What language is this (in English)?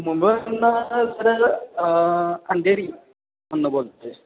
Marathi